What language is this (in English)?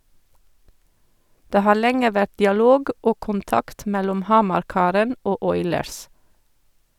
Norwegian